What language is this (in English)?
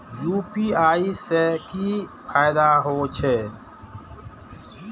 Maithili